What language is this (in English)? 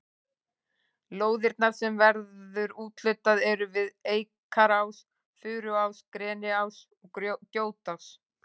Icelandic